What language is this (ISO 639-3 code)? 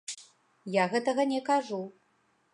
bel